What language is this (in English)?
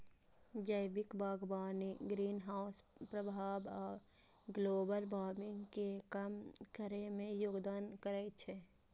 Maithili